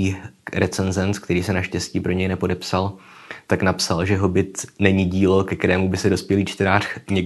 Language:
Czech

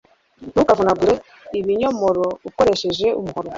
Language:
Kinyarwanda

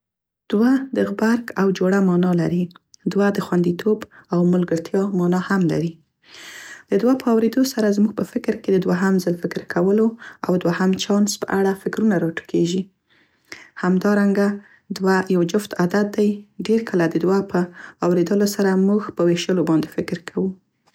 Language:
Central Pashto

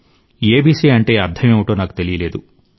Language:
Telugu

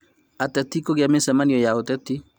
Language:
Kikuyu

